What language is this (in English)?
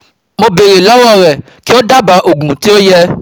Yoruba